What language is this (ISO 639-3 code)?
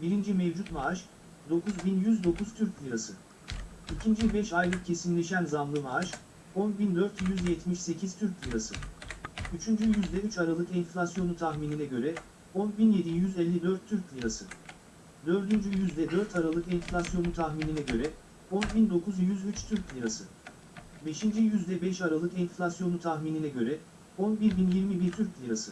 tur